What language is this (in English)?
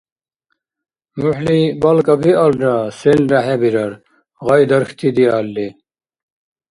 Dargwa